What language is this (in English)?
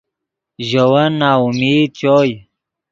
Yidgha